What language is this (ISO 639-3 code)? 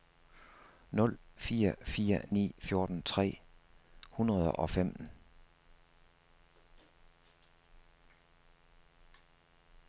dan